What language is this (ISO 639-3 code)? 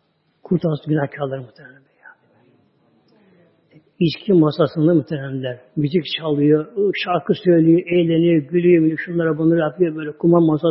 tur